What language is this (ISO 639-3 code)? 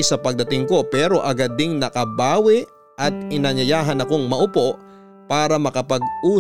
fil